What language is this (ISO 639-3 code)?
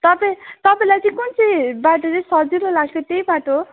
nep